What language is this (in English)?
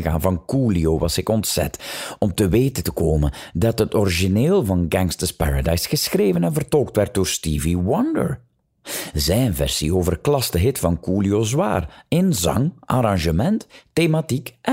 Dutch